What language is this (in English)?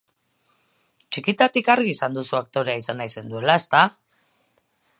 Basque